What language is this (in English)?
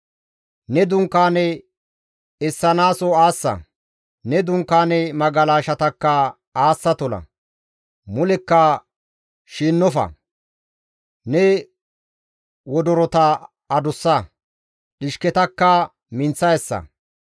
Gamo